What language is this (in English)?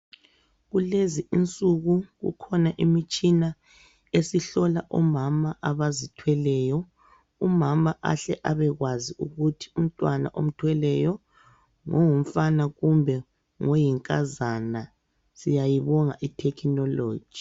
North Ndebele